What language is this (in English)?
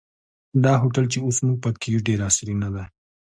Pashto